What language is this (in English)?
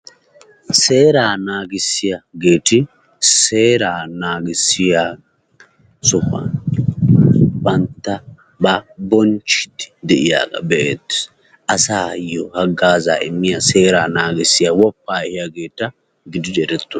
Wolaytta